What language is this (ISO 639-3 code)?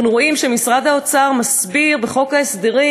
heb